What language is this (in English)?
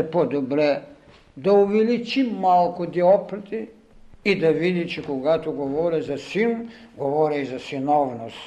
Bulgarian